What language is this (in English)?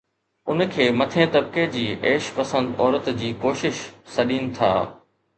Sindhi